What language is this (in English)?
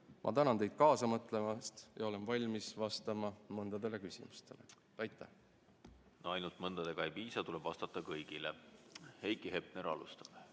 Estonian